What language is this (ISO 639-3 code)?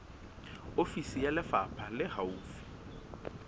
sot